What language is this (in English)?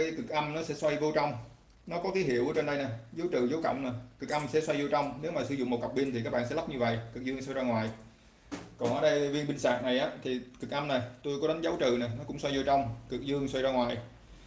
Vietnamese